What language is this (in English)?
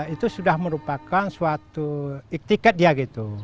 Indonesian